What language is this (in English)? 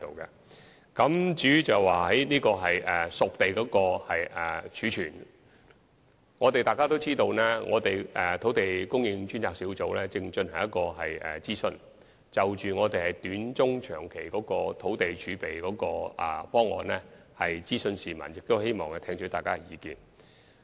Cantonese